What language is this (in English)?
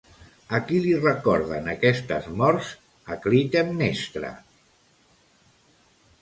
Catalan